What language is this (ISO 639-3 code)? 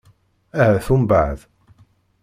kab